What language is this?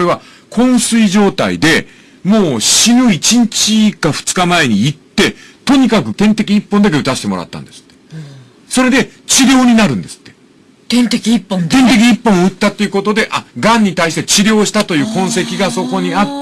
Japanese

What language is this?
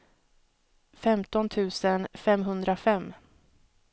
Swedish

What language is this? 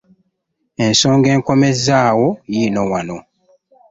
Ganda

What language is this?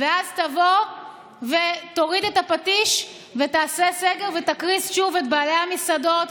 Hebrew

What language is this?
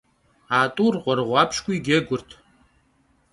Kabardian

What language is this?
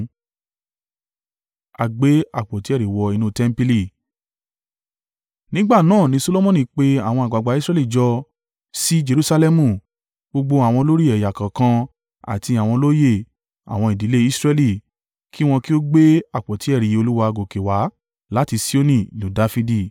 Yoruba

